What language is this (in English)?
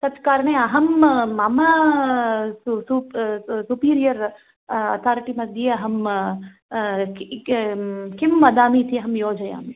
Sanskrit